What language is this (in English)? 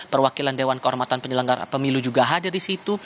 Indonesian